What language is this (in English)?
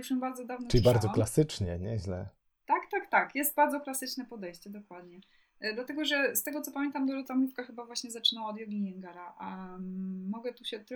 Polish